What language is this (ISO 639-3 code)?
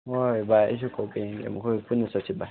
mni